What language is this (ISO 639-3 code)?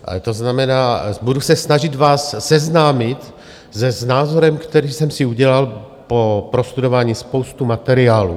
ces